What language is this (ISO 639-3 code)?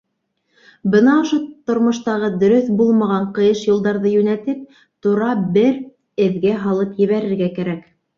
bak